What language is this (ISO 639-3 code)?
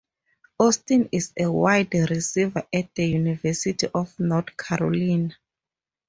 eng